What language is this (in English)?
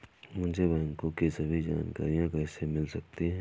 Hindi